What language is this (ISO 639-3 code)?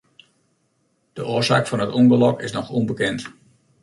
fry